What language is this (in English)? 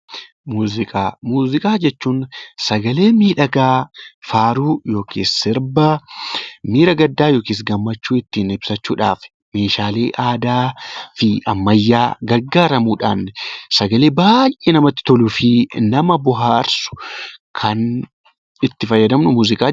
Oromo